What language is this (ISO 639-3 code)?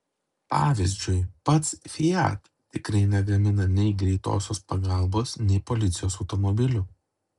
lit